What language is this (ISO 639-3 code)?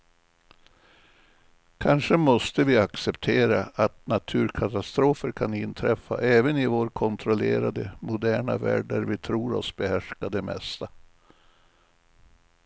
swe